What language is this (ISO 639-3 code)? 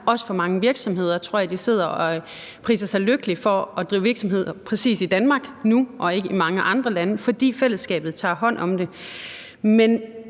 dan